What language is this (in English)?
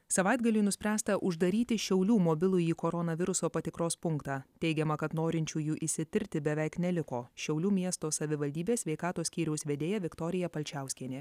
Lithuanian